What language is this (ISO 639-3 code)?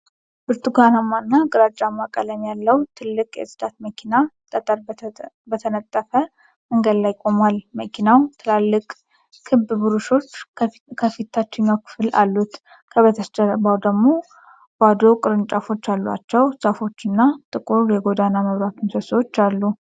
amh